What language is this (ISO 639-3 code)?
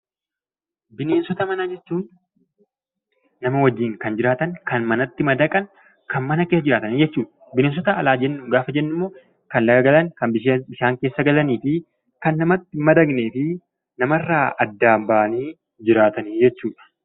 orm